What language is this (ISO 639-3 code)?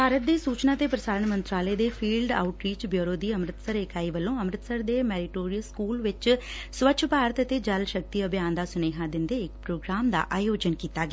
pan